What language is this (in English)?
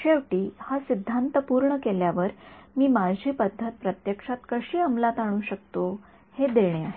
Marathi